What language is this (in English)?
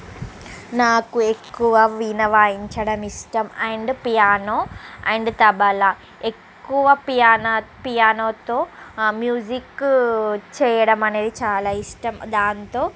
Telugu